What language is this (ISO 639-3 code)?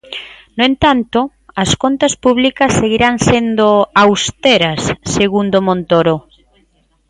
glg